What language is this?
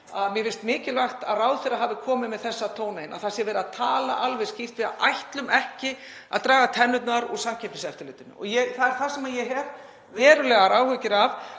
Icelandic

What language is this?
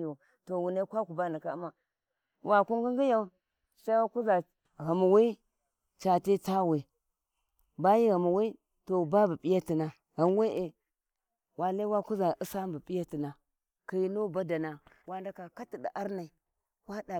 Warji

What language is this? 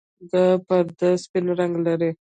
Pashto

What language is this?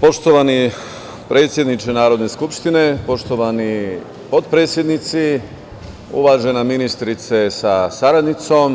Serbian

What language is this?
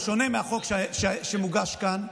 Hebrew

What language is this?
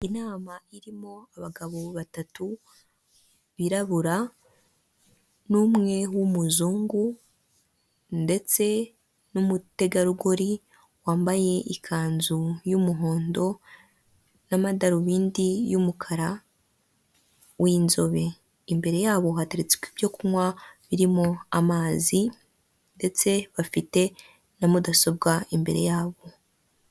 Kinyarwanda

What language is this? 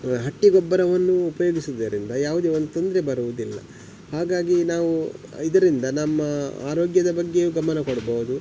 Kannada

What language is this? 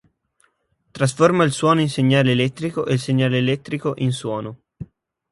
Italian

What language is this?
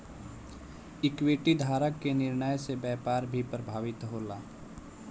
Bhojpuri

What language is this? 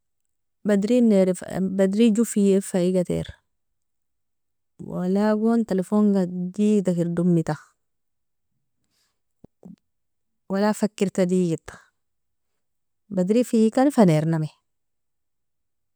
Nobiin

